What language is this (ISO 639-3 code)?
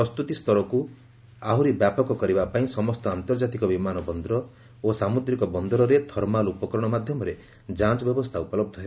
ori